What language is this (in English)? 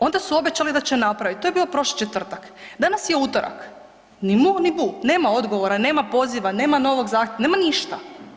Croatian